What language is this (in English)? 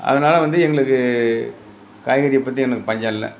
Tamil